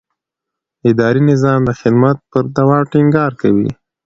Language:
Pashto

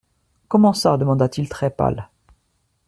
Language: French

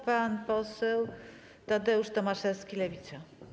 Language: Polish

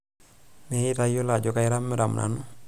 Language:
Masai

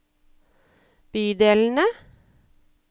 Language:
Norwegian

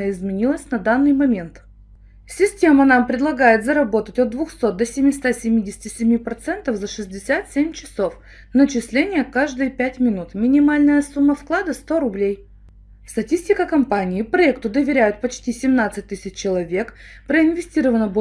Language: Russian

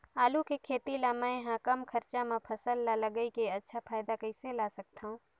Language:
Chhattisgarhi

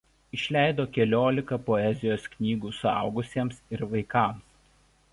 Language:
Lithuanian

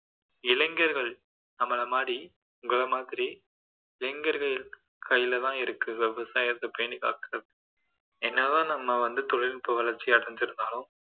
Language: Tamil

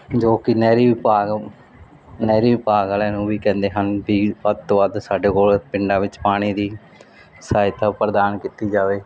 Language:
Punjabi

